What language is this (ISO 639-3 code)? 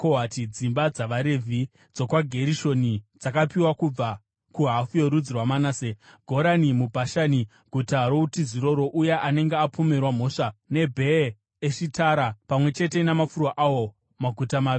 sna